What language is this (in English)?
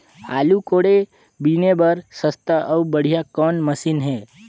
Chhattisgarhi